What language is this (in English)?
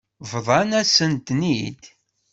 Kabyle